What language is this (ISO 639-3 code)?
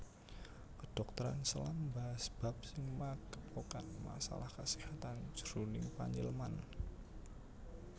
jav